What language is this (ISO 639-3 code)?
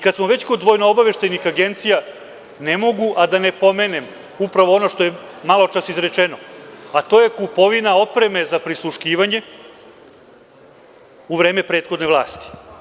srp